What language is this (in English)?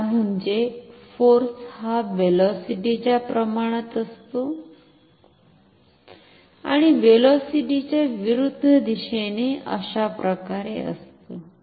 Marathi